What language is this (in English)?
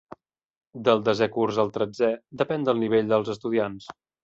Catalan